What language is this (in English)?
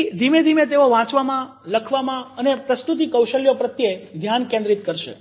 Gujarati